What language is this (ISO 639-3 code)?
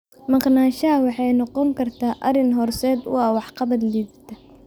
som